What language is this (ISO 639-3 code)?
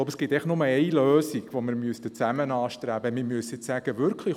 gsw